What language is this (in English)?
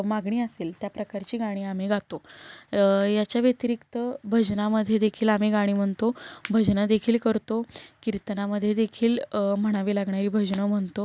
Marathi